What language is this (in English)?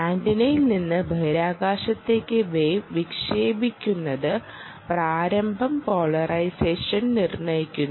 Malayalam